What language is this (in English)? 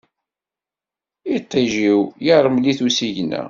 Kabyle